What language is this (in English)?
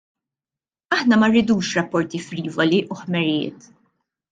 Maltese